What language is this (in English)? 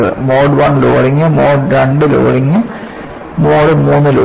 Malayalam